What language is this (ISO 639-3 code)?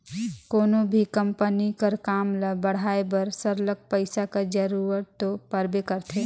hne